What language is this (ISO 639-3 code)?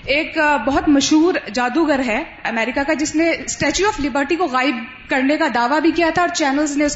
urd